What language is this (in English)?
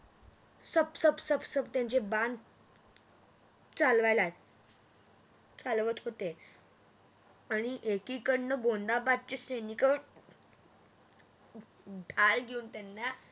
Marathi